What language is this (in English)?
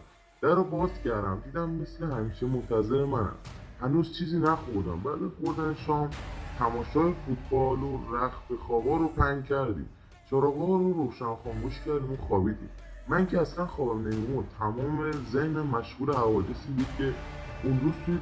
Persian